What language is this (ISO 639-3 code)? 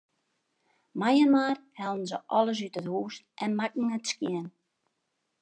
fry